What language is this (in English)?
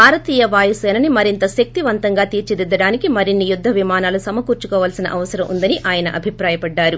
Telugu